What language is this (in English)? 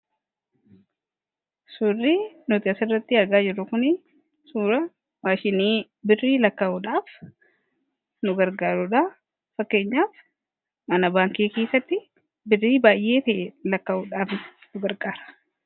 Oromo